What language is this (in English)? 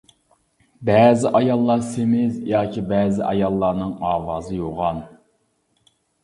Uyghur